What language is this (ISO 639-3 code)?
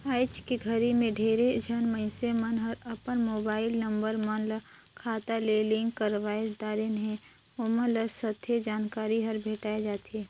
hne